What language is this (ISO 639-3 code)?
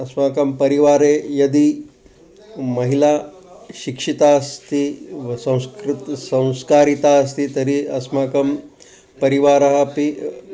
san